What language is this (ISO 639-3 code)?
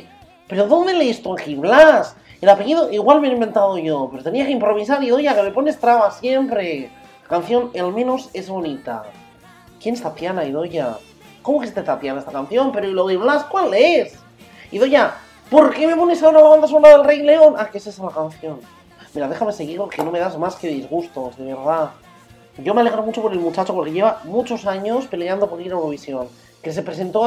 spa